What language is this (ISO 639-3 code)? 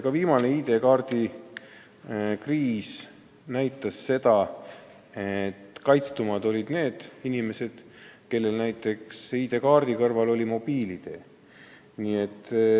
est